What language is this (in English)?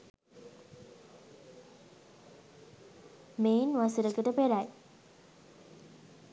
Sinhala